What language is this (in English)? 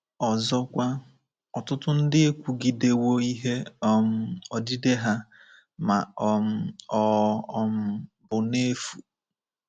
Igbo